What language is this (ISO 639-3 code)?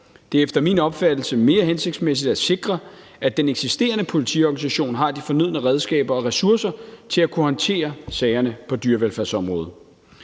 dan